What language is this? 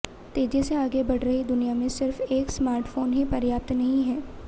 Hindi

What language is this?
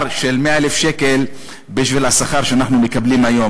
Hebrew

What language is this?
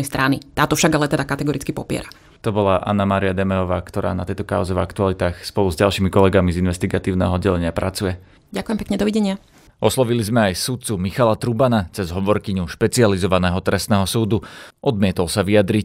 Slovak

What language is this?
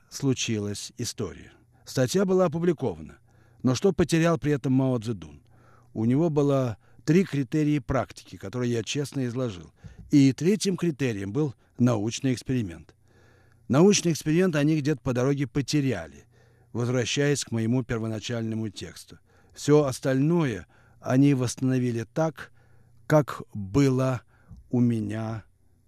Russian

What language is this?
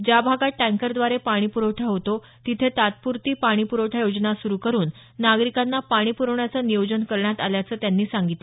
Marathi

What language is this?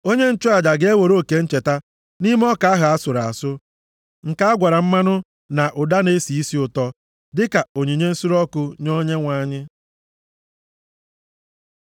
Igbo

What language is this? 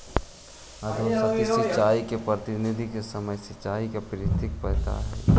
Magahi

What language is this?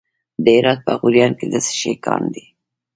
Pashto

